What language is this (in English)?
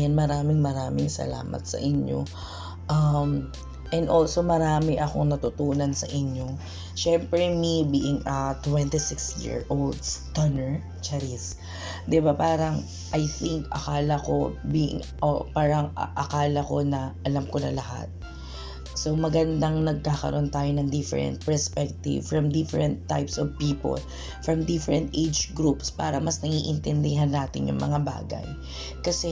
Filipino